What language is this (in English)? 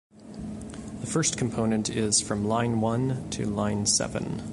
English